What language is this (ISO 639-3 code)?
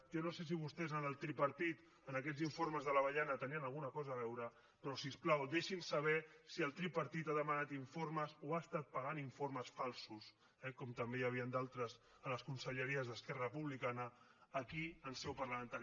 cat